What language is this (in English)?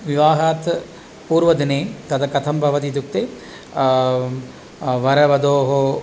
Sanskrit